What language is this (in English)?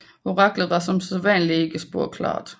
Danish